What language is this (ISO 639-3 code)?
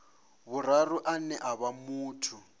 ven